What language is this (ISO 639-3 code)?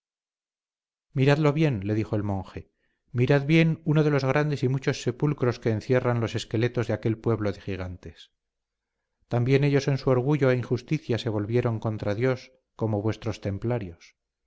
spa